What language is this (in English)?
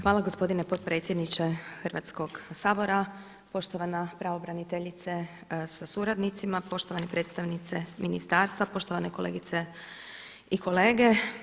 Croatian